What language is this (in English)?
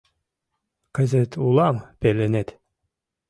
Mari